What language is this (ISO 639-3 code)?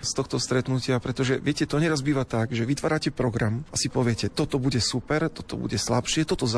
slk